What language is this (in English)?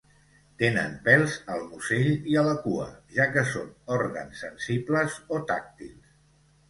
Catalan